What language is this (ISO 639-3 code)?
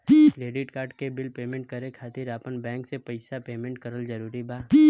bho